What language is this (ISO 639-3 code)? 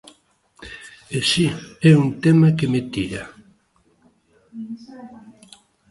glg